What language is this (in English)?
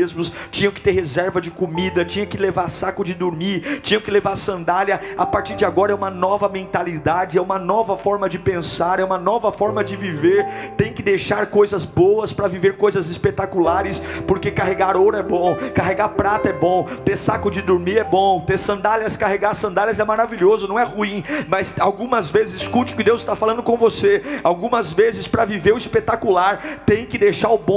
Portuguese